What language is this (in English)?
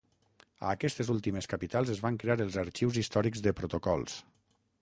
Catalan